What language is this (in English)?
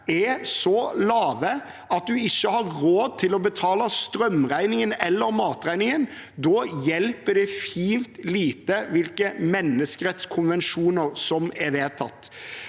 Norwegian